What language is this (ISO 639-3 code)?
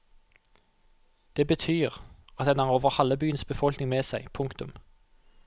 nor